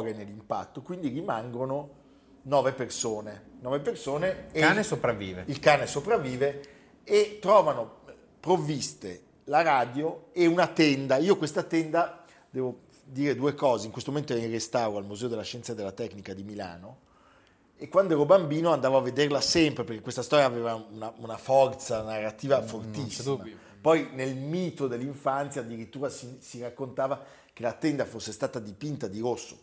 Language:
Italian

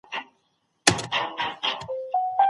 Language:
Pashto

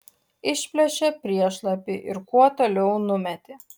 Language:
Lithuanian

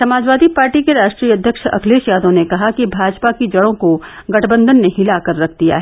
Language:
Hindi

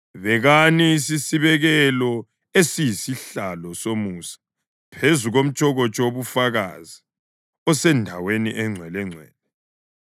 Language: North Ndebele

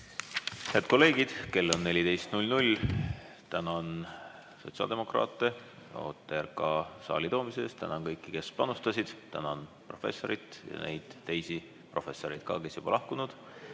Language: Estonian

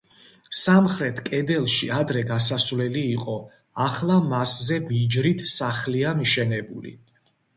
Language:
Georgian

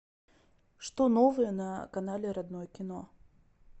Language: Russian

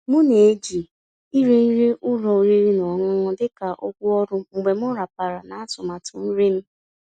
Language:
Igbo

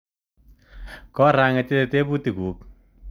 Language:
Kalenjin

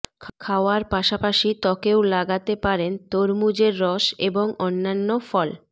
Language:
Bangla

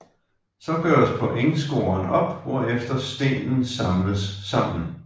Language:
Danish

